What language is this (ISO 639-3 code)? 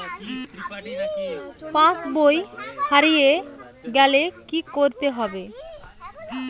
ben